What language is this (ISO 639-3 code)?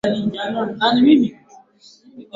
swa